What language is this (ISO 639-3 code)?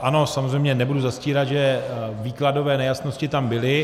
ces